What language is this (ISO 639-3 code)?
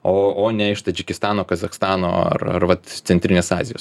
lit